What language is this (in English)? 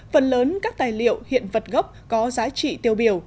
Vietnamese